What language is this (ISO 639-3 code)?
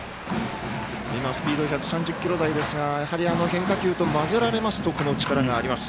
jpn